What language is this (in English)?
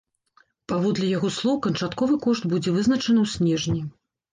Belarusian